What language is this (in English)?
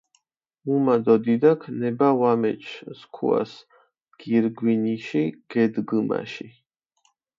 Mingrelian